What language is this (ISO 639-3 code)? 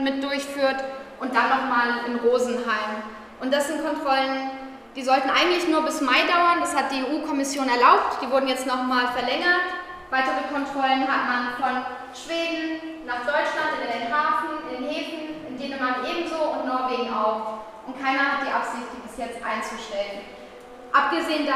deu